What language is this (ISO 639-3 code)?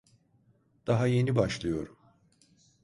tur